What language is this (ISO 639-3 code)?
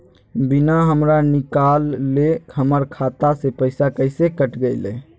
mag